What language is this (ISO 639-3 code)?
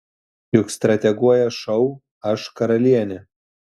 lit